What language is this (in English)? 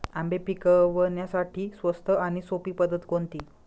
Marathi